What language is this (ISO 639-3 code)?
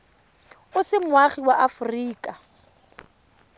tsn